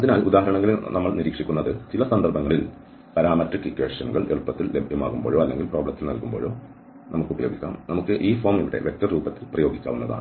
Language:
Malayalam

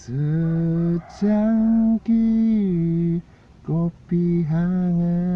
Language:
Indonesian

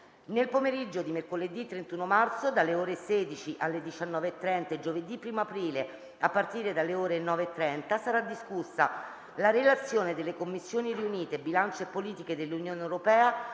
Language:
Italian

